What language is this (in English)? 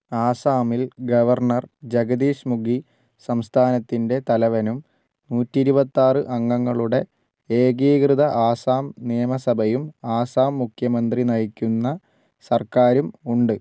Malayalam